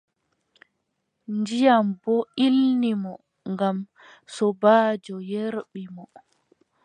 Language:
Adamawa Fulfulde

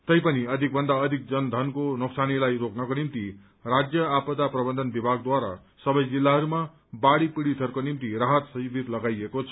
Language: Nepali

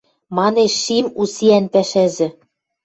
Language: Western Mari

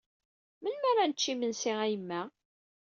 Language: Kabyle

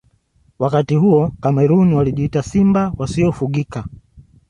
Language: Swahili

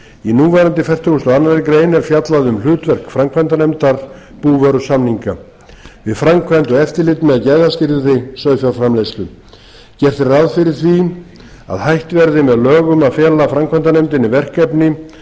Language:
Icelandic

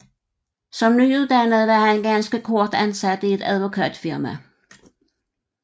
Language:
Danish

